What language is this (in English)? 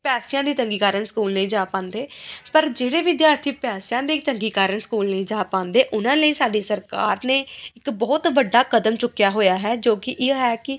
Punjabi